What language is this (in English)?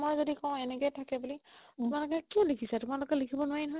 Assamese